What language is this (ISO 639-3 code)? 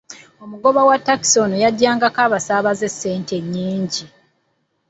lug